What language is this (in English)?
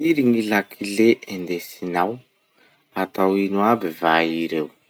Masikoro Malagasy